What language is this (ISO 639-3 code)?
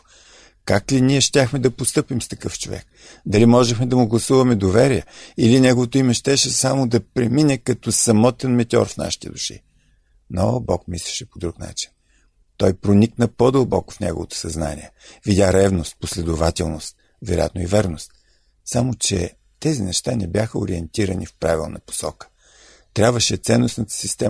bul